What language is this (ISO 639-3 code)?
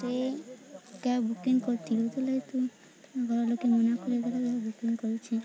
ori